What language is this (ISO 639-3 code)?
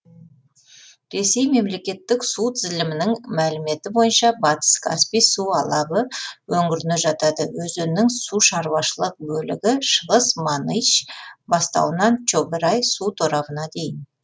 kaz